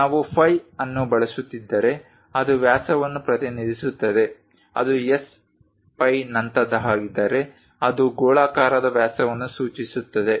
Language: Kannada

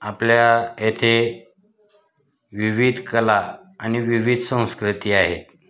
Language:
Marathi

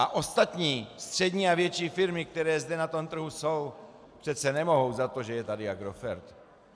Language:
Czech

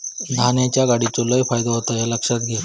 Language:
Marathi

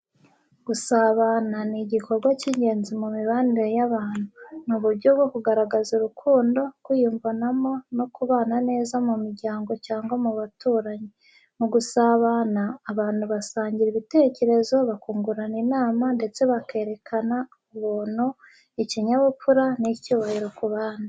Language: Kinyarwanda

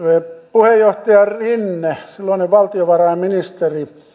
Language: Finnish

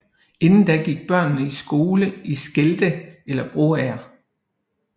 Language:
Danish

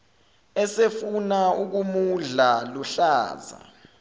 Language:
Zulu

